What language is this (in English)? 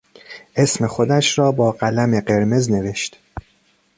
Persian